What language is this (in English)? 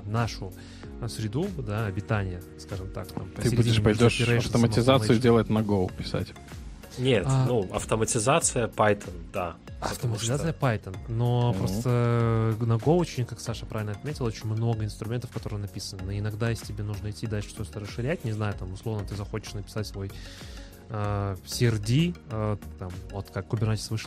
Russian